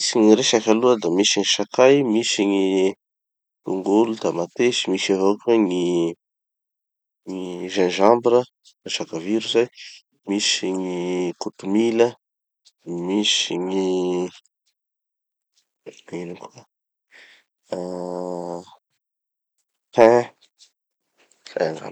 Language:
Tanosy Malagasy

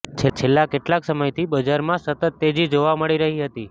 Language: Gujarati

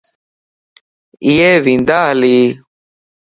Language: Lasi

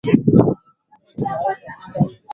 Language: Swahili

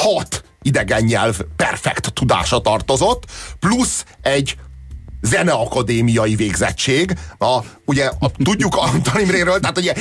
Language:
Hungarian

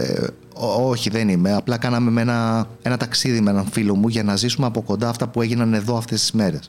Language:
Greek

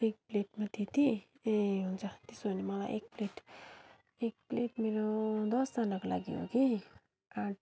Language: Nepali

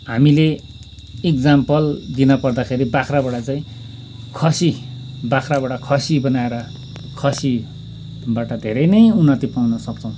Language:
Nepali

